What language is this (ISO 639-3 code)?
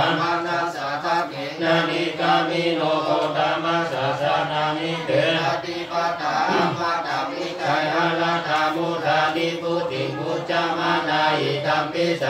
tha